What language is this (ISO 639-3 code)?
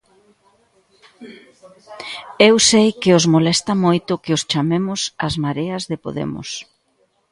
glg